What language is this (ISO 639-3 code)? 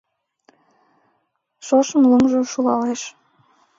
chm